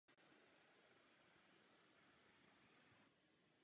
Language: Czech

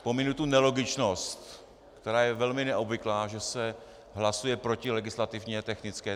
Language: Czech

